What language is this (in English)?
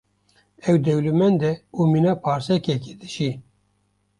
Kurdish